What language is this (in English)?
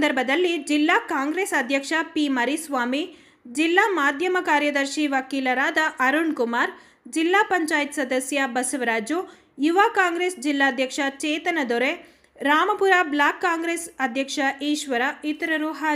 Kannada